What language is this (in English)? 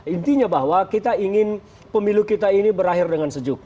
Indonesian